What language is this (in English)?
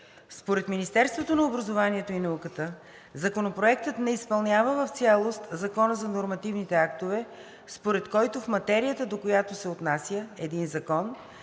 Bulgarian